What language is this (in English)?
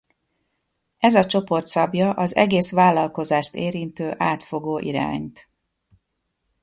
Hungarian